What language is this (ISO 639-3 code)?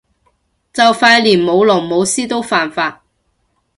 yue